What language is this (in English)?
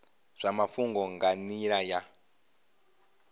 Venda